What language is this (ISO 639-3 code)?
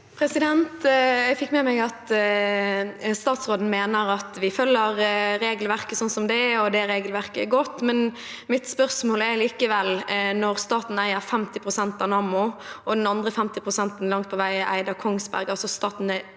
nor